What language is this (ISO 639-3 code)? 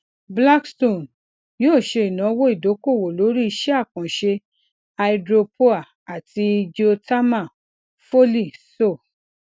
yor